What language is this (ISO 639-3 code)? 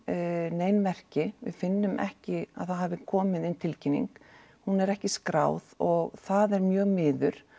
isl